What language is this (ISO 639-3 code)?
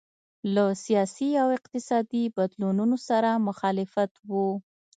pus